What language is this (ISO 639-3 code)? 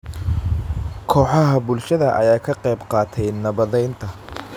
som